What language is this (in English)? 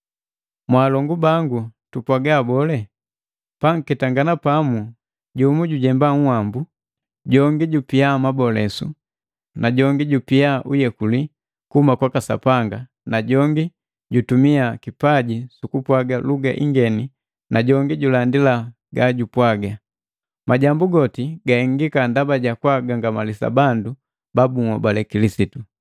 Matengo